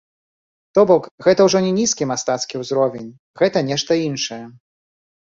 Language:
Belarusian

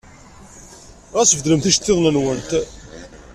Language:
Kabyle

